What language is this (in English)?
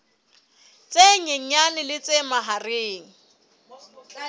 Southern Sotho